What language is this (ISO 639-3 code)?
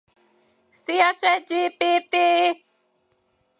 hun